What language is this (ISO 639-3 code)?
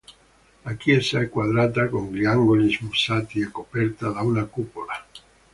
ita